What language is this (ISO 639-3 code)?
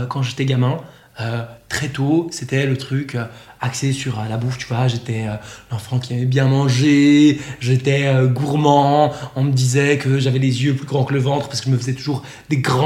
fra